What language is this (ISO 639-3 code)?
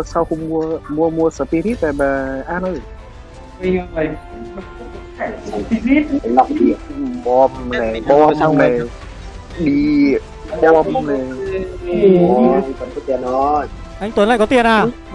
vie